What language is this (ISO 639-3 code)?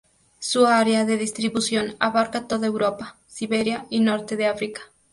spa